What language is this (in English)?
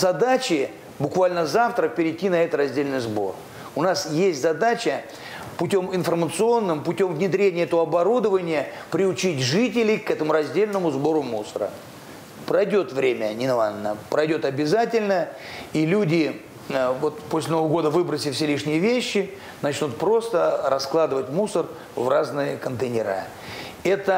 Russian